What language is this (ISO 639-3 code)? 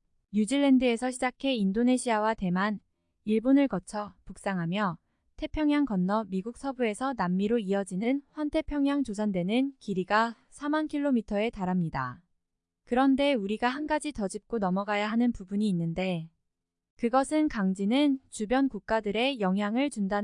kor